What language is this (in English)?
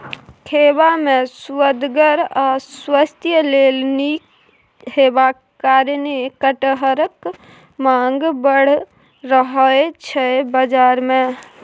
Maithili